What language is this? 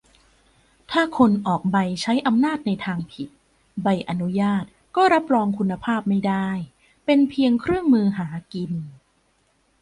Thai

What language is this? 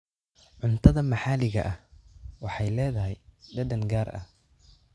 Somali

